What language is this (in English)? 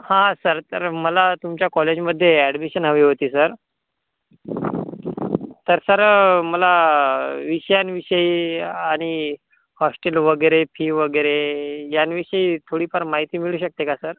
Marathi